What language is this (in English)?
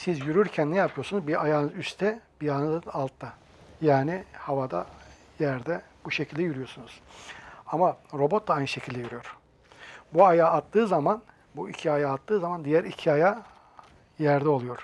Turkish